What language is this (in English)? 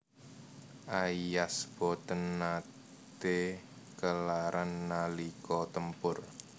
Javanese